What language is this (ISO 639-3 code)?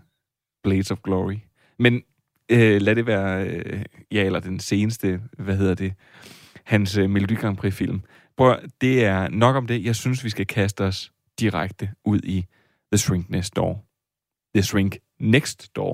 dan